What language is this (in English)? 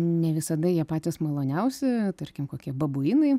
Lithuanian